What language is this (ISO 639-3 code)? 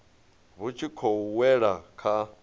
ven